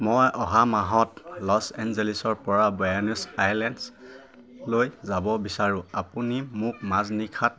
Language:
Assamese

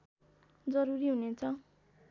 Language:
Nepali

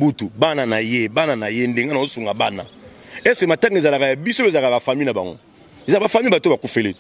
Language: French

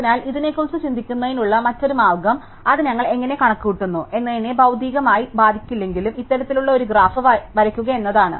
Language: Malayalam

